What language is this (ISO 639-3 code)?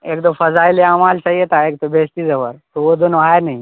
urd